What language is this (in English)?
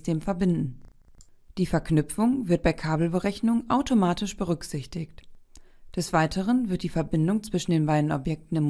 German